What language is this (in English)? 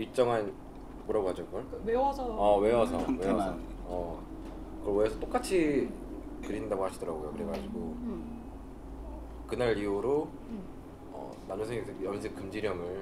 Korean